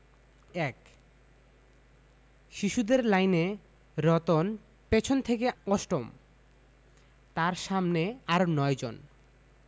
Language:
Bangla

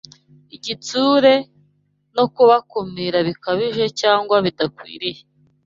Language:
Kinyarwanda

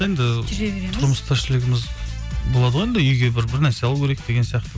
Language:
Kazakh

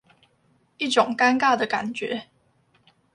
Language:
Chinese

